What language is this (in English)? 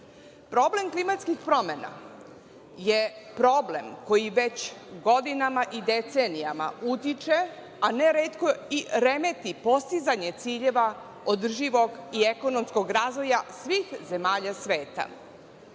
Serbian